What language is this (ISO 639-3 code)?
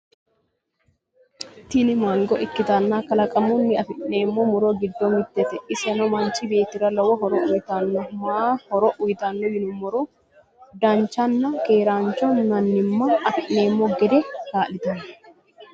sid